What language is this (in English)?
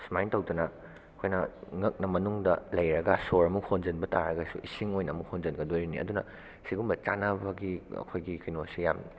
Manipuri